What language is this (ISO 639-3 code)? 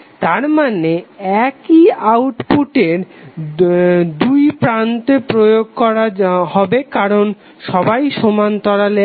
ben